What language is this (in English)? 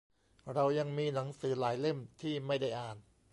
Thai